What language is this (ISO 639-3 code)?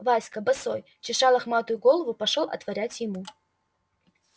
rus